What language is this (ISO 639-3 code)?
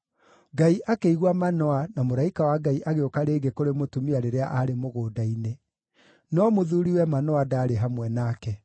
kik